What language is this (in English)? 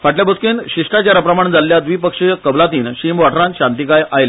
Konkani